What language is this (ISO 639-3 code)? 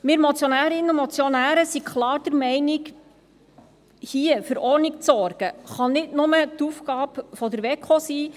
gsw